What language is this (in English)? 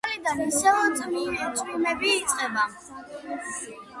Georgian